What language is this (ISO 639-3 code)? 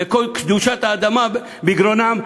heb